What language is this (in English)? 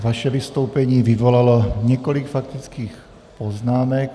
Czech